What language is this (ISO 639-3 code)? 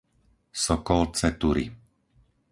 slk